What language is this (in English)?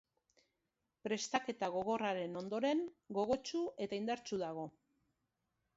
Basque